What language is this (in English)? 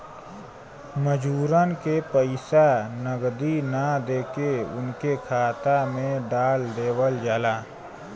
Bhojpuri